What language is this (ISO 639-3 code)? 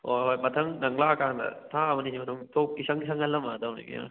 mni